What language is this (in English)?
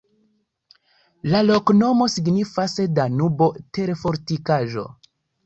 Esperanto